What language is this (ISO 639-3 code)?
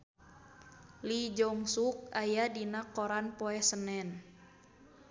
sun